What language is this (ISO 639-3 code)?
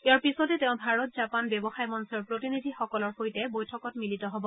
asm